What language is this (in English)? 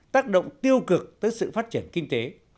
Vietnamese